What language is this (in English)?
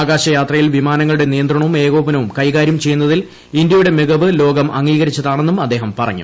Malayalam